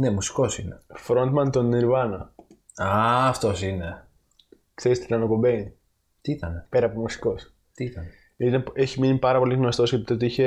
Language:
Greek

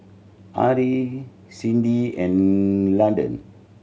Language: English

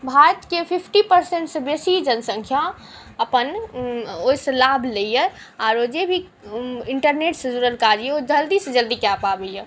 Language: Maithili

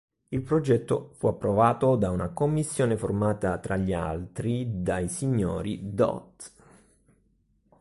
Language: Italian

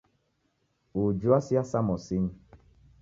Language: Taita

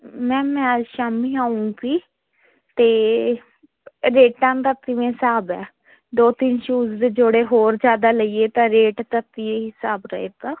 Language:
Punjabi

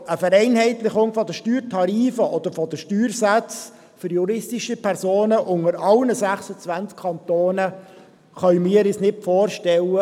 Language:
Swiss German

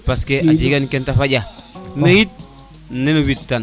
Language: Serer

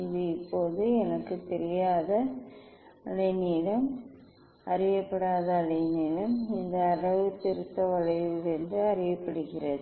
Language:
Tamil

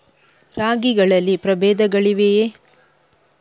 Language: Kannada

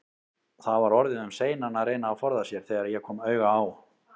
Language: Icelandic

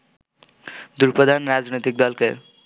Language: Bangla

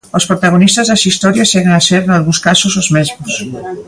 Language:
Galician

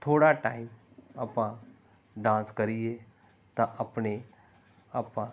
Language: Punjabi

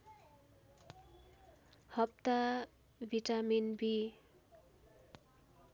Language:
Nepali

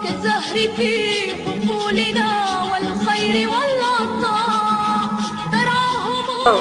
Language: Arabic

